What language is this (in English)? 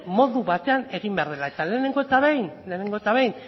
Basque